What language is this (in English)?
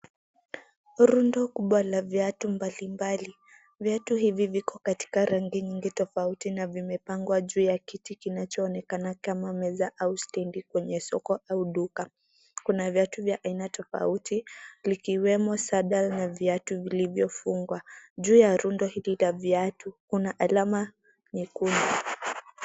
Swahili